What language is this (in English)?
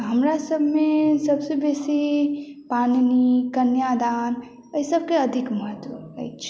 Maithili